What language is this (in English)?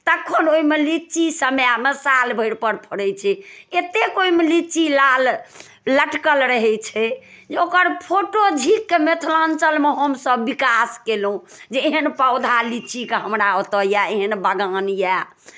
Maithili